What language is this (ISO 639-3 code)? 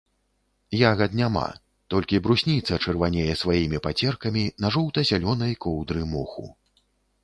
bel